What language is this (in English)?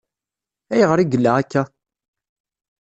Kabyle